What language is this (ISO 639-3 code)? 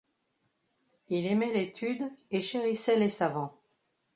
fra